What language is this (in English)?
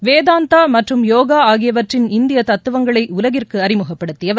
Tamil